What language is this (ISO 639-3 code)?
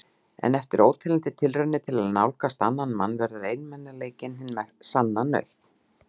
isl